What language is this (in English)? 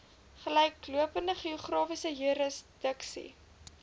Afrikaans